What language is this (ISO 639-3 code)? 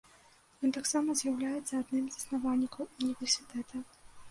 bel